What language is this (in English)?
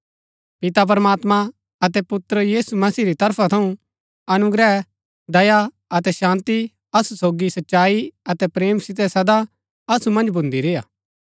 Gaddi